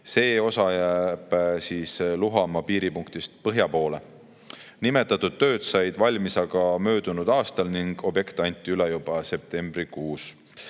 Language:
Estonian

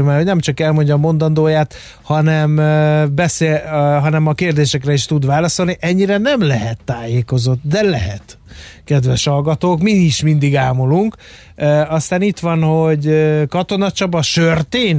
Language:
Hungarian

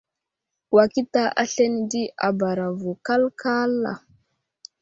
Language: Wuzlam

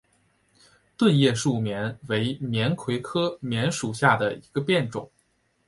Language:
Chinese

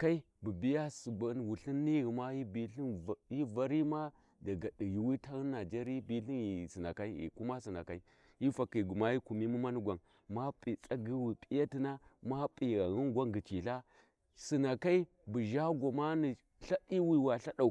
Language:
Warji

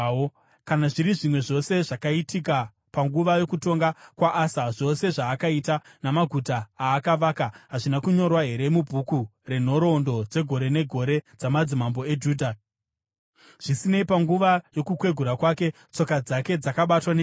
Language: Shona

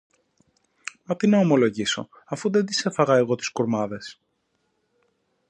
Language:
Greek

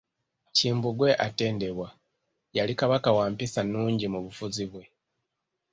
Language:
Ganda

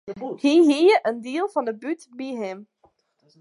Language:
Western Frisian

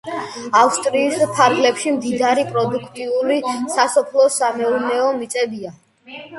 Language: Georgian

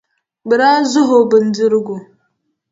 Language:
Dagbani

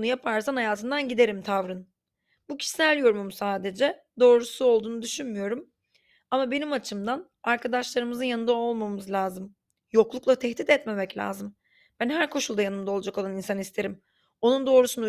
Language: Turkish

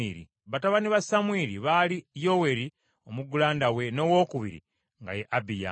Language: Ganda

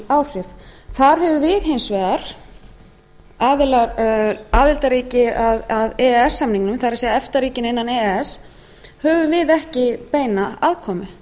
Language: Icelandic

